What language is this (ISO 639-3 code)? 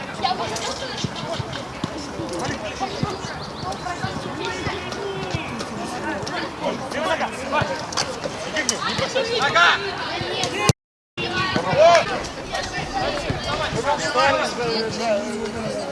rus